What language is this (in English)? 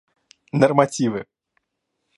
Russian